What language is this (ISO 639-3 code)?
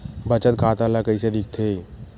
hne